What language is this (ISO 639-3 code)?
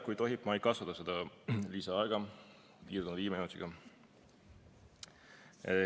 est